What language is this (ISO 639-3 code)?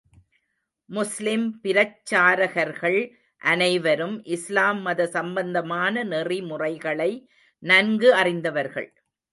tam